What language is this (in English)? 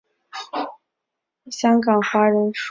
Chinese